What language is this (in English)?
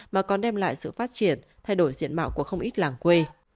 Vietnamese